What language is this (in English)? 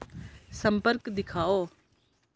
Dogri